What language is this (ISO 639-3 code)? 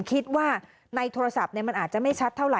tha